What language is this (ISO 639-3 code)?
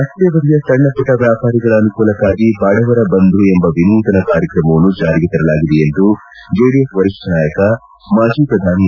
kan